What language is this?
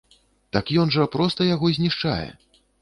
Belarusian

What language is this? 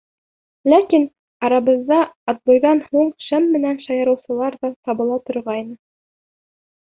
Bashkir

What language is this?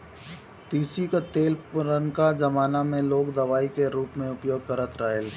Bhojpuri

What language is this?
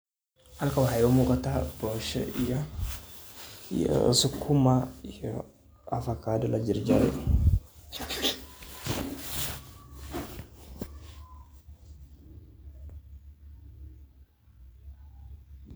Somali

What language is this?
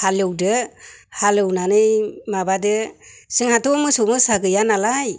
Bodo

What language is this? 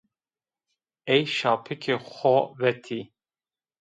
Zaza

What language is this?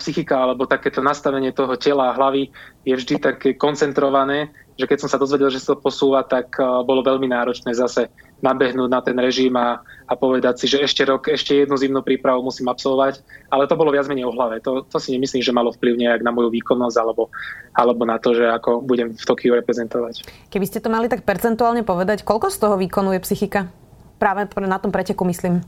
Slovak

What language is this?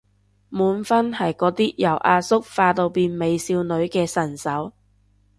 Cantonese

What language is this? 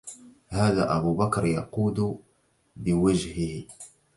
Arabic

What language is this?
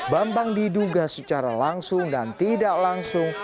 Indonesian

